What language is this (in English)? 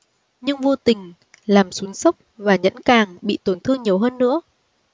Vietnamese